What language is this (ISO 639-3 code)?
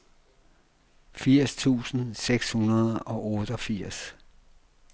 dan